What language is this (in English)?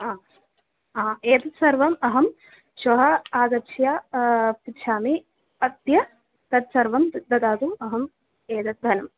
Sanskrit